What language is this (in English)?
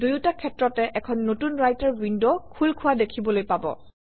Assamese